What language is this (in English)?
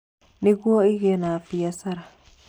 Kikuyu